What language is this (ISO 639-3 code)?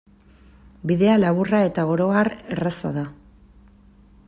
eus